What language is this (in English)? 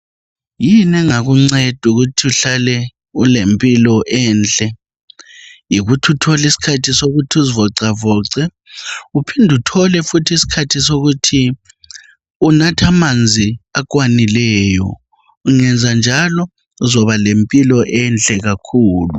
North Ndebele